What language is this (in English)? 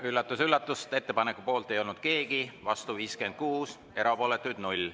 Estonian